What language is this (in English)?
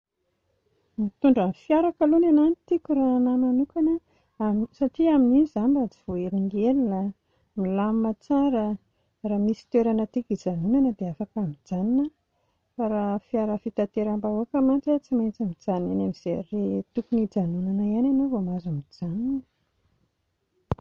Malagasy